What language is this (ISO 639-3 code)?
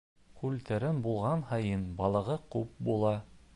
bak